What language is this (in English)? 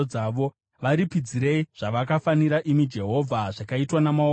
Shona